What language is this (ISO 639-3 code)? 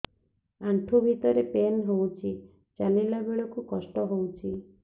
ori